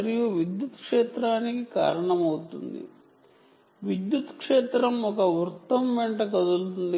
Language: Telugu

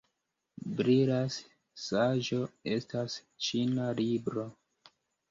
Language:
Esperanto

